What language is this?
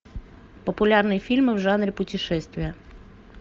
Russian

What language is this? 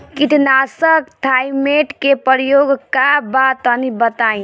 Bhojpuri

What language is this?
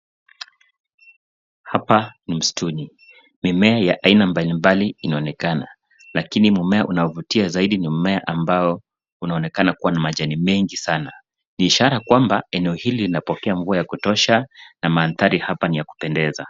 Swahili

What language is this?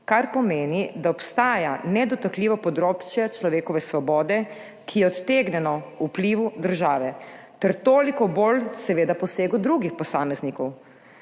Slovenian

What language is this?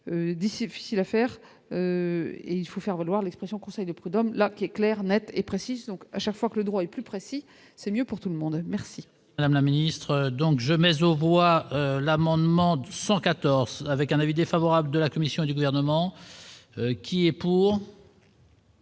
French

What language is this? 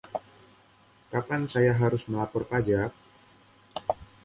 Indonesian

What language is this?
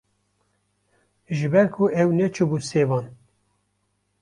Kurdish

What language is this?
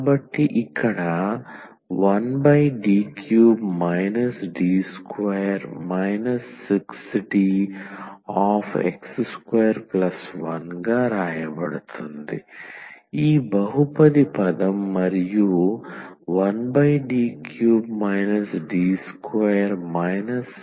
Telugu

